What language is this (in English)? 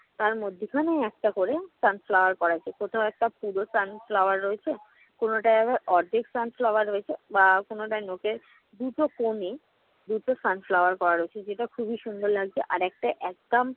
Bangla